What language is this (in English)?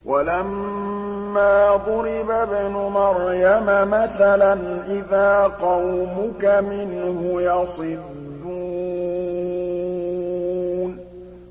Arabic